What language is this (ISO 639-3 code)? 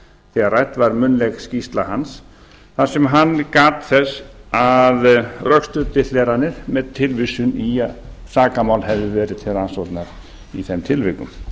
isl